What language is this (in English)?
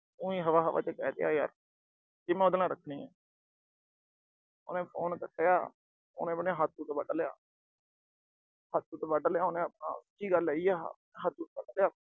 Punjabi